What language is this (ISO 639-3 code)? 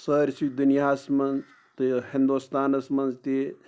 kas